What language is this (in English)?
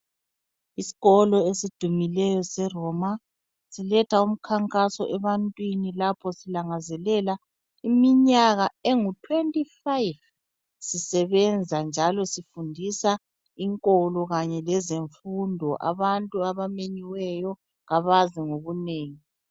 North Ndebele